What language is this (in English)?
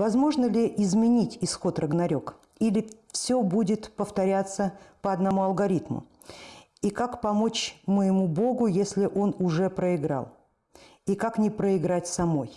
Russian